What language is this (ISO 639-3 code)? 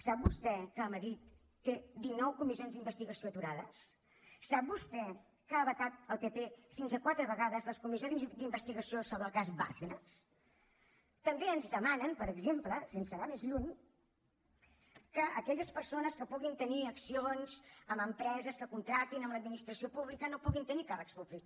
cat